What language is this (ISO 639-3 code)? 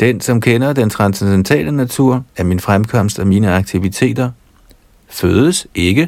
dan